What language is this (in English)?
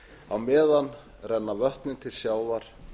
Icelandic